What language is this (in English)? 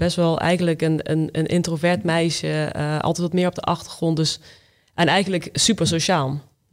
Dutch